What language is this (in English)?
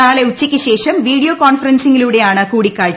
Malayalam